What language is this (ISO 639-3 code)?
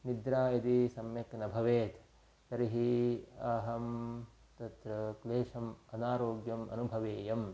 san